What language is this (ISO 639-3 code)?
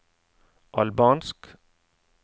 nor